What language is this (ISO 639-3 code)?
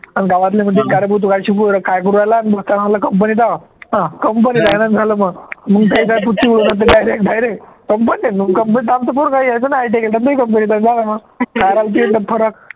mar